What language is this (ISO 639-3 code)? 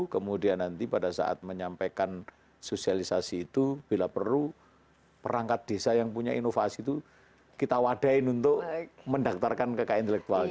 ind